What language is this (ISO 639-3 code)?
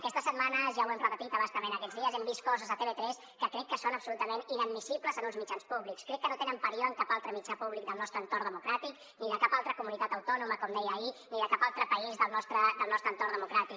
cat